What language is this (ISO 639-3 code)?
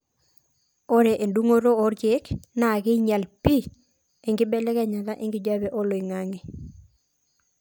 mas